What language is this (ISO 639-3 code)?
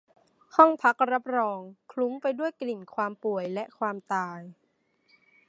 tha